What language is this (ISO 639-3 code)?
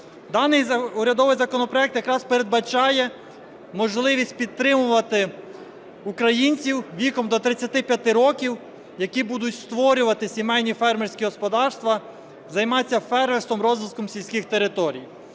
ukr